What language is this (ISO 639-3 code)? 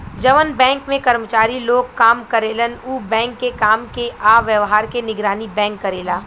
bho